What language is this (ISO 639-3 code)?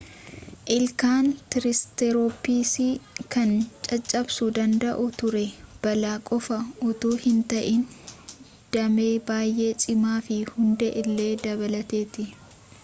orm